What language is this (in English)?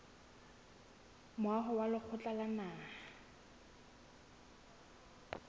Southern Sotho